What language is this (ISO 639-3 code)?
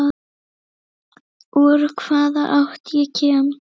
isl